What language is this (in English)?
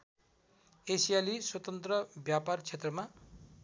Nepali